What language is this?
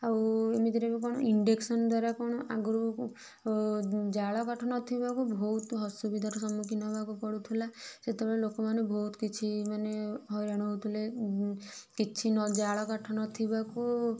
Odia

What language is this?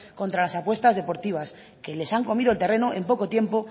Spanish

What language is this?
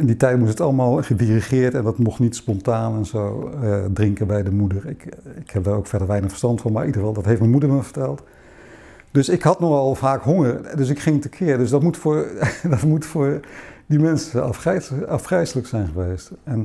Dutch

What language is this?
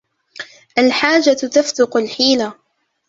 Arabic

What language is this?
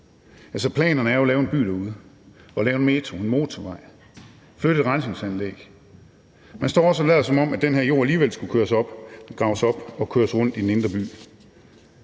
Danish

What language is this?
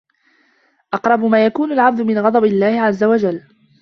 Arabic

